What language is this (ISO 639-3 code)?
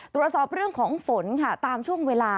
tha